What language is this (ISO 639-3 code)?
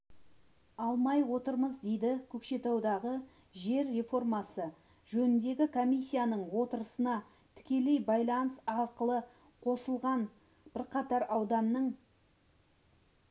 kaz